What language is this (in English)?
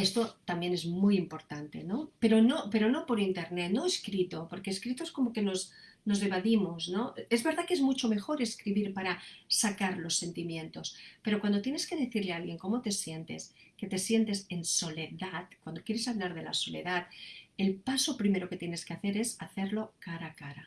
Spanish